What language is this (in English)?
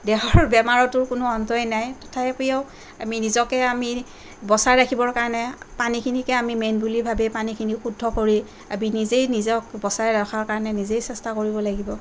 Assamese